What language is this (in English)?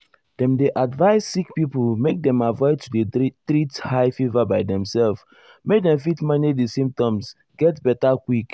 Nigerian Pidgin